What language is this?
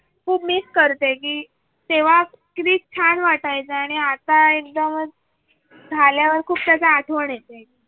Marathi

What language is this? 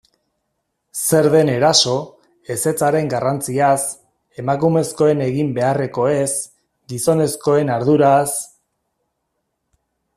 Basque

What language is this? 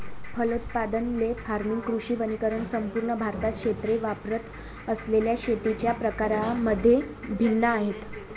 Marathi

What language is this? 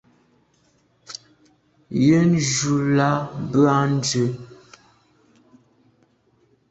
Medumba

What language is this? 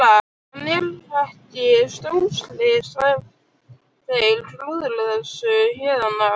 Icelandic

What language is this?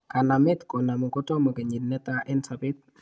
Kalenjin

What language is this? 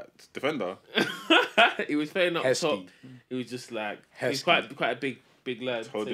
English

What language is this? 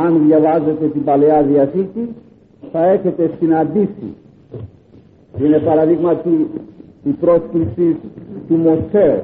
Greek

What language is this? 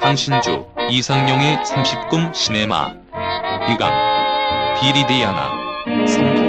Korean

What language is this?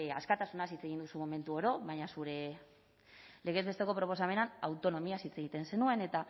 Basque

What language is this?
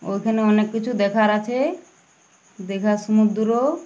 Bangla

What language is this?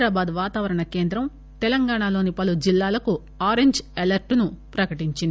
Telugu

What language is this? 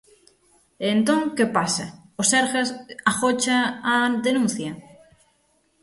Galician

